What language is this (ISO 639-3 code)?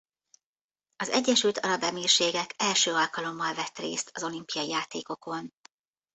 hun